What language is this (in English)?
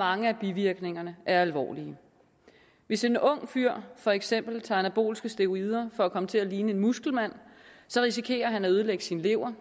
Danish